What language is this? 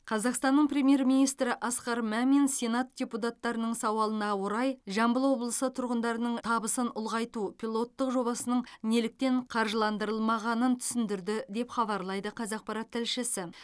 Kazakh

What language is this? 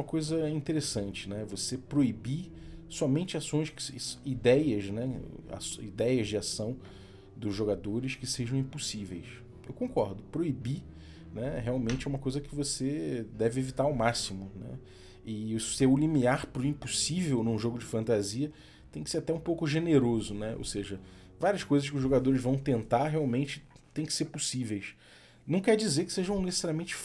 Portuguese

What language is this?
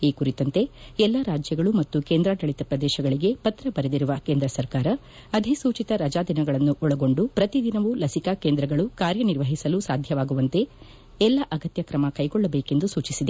Kannada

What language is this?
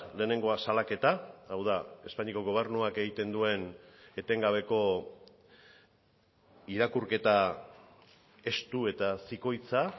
Basque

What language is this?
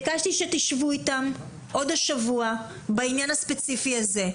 Hebrew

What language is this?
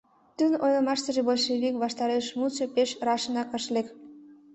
Mari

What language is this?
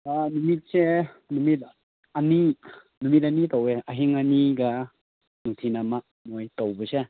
Manipuri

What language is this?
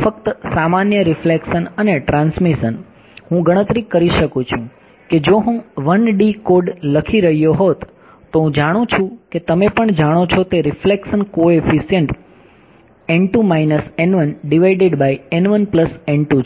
Gujarati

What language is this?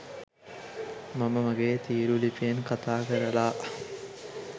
Sinhala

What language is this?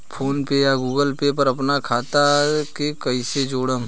Bhojpuri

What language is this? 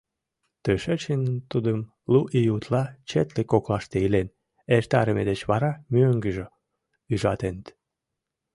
Mari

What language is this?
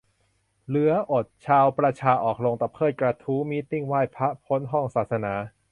Thai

